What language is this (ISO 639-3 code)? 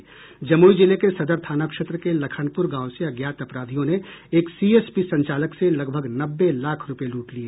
hin